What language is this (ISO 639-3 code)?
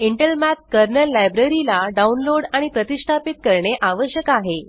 mar